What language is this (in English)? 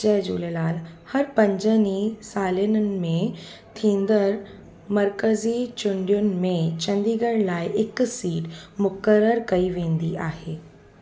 Sindhi